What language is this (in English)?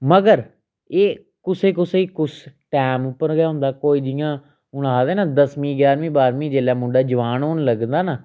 Dogri